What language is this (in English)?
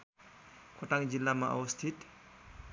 Nepali